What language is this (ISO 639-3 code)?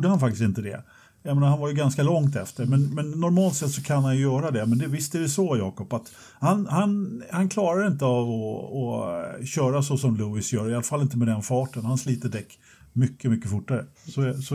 swe